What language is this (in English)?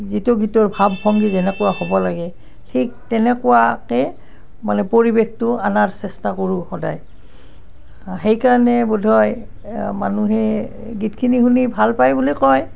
Assamese